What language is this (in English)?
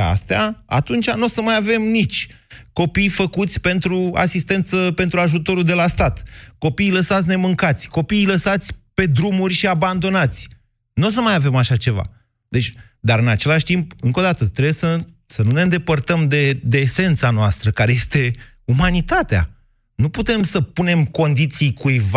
Romanian